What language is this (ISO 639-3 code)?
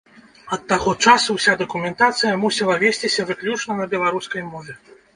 bel